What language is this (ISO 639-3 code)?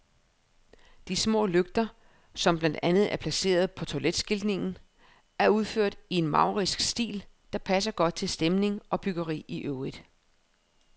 dan